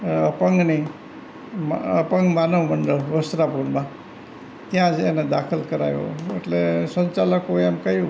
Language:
Gujarati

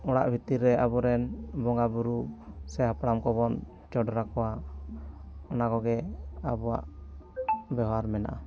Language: Santali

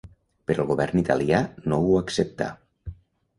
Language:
Catalan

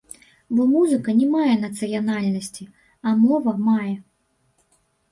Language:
Belarusian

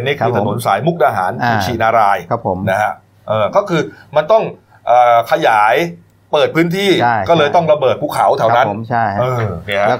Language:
Thai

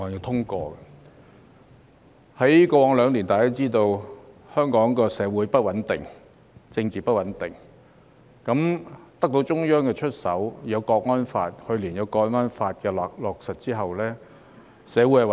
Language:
Cantonese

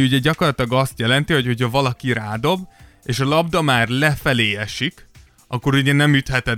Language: Hungarian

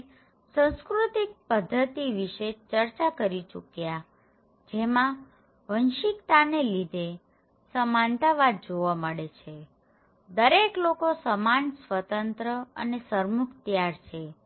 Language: Gujarati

